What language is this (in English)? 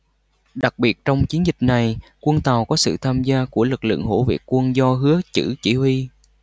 Vietnamese